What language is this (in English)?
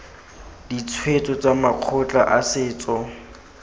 Tswana